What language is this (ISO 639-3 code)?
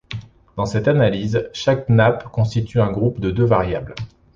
fra